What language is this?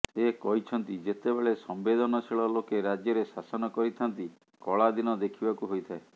Odia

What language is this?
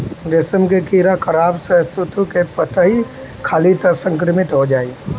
Bhojpuri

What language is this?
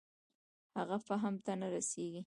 Pashto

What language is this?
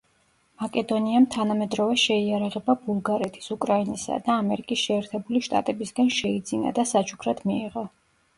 Georgian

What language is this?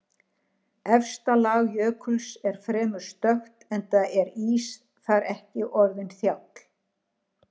Icelandic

